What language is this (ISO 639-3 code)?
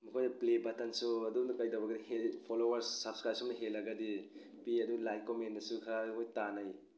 mni